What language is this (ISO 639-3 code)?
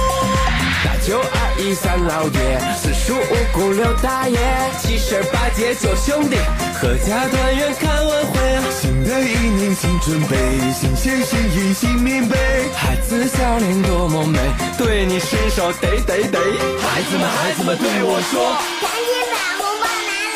zho